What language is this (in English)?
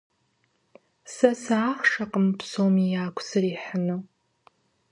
Kabardian